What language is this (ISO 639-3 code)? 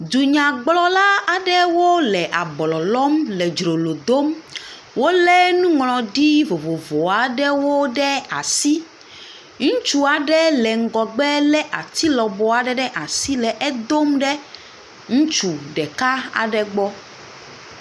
ewe